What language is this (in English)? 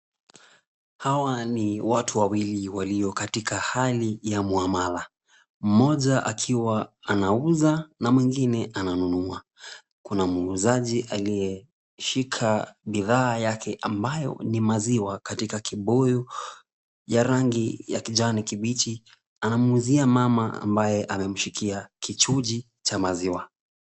Swahili